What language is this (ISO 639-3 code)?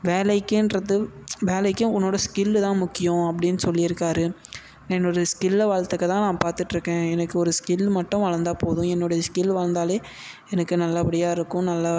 tam